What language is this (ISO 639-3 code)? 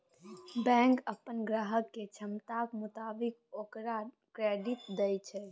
mai